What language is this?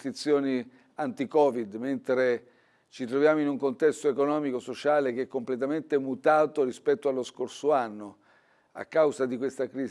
Italian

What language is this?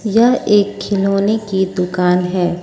Hindi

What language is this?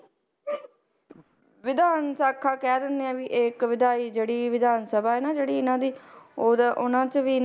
Punjabi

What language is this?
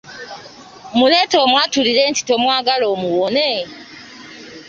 Ganda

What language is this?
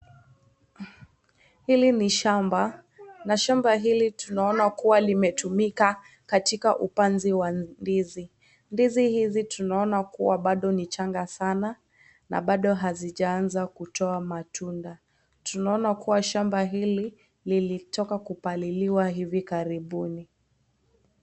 Swahili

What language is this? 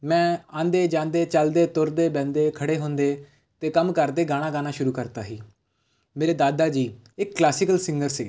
Punjabi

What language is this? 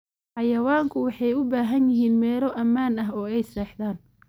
Somali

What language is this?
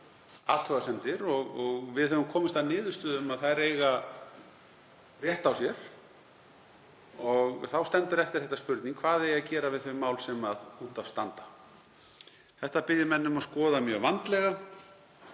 Icelandic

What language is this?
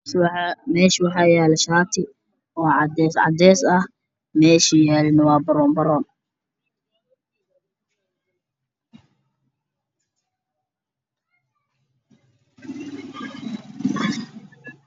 Somali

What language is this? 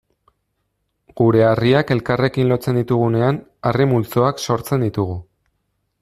Basque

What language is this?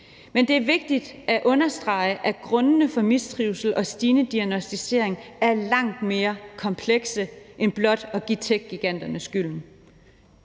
Danish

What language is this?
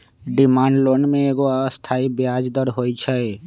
Magahi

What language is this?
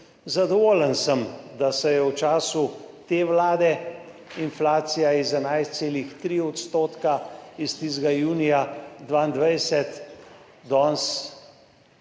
Slovenian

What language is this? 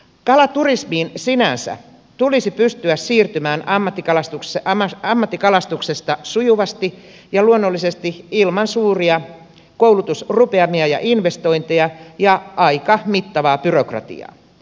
Finnish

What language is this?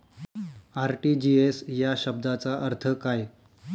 Marathi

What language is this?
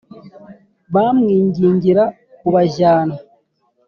Kinyarwanda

